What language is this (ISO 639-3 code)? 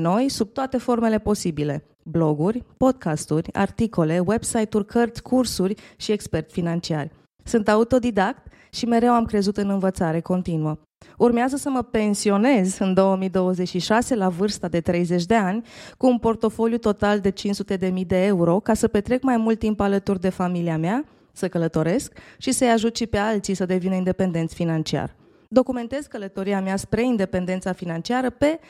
ron